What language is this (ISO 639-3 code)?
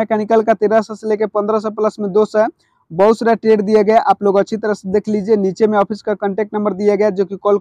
hin